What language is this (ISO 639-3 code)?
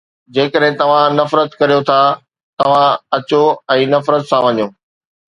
snd